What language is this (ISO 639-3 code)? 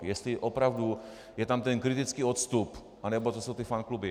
ces